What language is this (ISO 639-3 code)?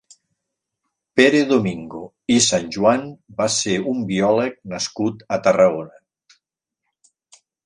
cat